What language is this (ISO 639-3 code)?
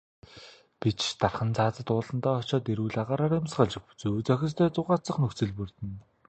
mon